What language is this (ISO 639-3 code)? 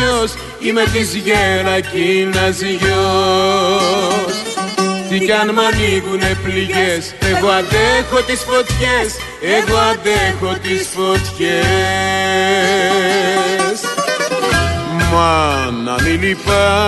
ell